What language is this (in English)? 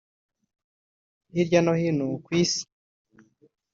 Kinyarwanda